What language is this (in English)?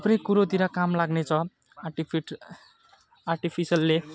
Nepali